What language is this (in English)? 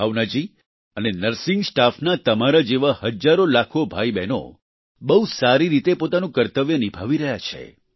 Gujarati